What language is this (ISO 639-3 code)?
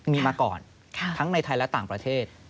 tha